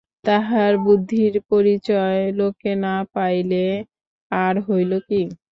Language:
Bangla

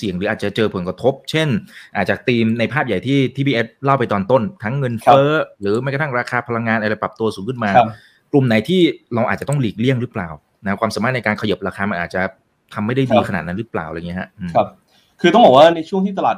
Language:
Thai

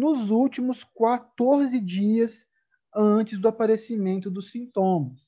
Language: Portuguese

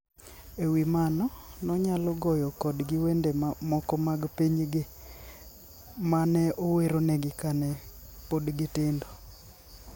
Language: Luo (Kenya and Tanzania)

